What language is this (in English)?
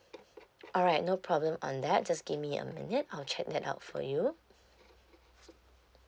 English